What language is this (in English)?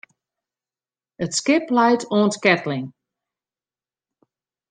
Western Frisian